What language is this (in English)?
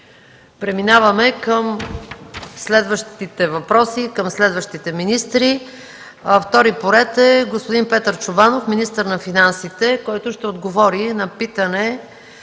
Bulgarian